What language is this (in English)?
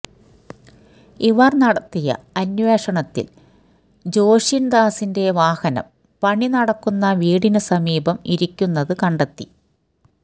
Malayalam